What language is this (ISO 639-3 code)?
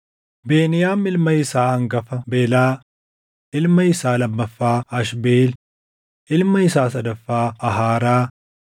orm